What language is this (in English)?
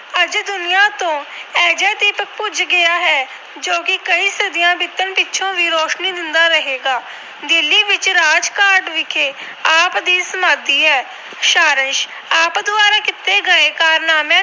Punjabi